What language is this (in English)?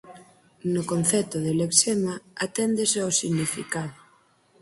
Galician